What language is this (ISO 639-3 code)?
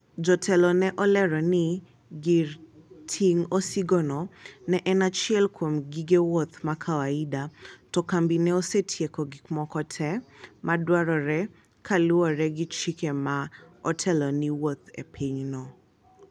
luo